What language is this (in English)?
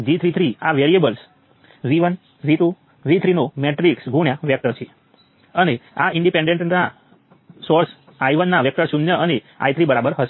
Gujarati